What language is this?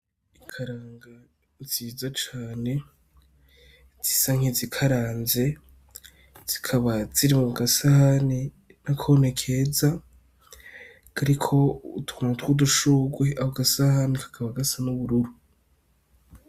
Rundi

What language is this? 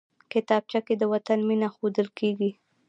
Pashto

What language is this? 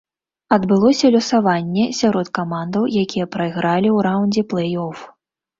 Belarusian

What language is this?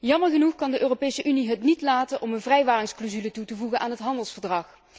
Dutch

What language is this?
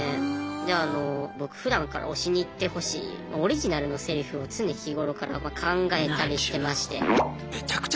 Japanese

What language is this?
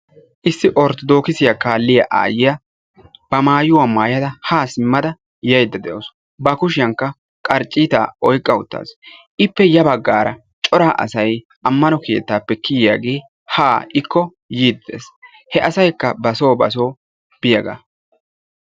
Wolaytta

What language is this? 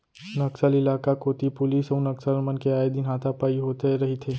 Chhattisgarhi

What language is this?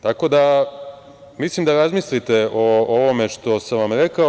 Serbian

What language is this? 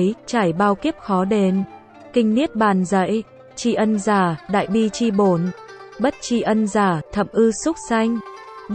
Vietnamese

